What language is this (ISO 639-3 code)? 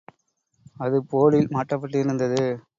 tam